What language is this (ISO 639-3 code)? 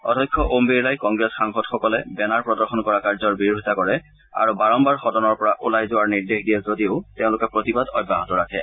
asm